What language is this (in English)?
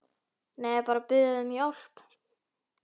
Icelandic